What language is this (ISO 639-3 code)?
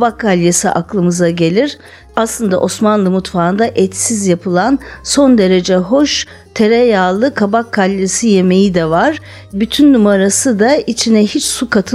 tur